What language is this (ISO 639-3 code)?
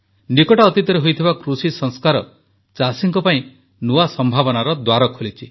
ori